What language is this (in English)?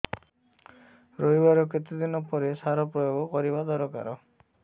Odia